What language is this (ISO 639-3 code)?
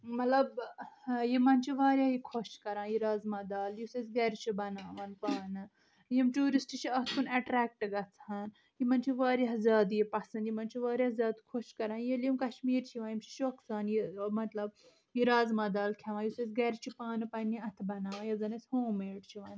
kas